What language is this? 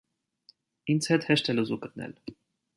Armenian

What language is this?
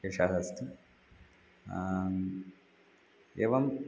Sanskrit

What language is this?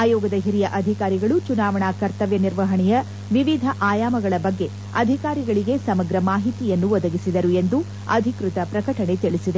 Kannada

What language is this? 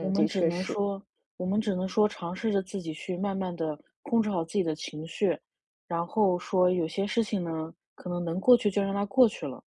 Chinese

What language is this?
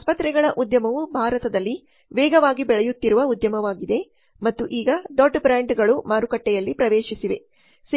Kannada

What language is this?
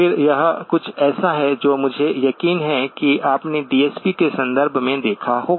Hindi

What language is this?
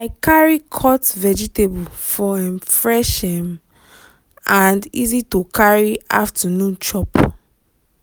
Nigerian Pidgin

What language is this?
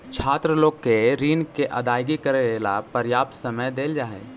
Magahi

